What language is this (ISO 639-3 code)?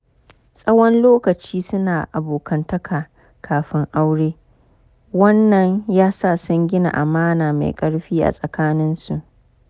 hau